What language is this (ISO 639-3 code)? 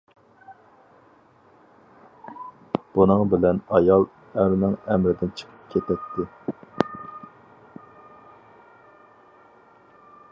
uig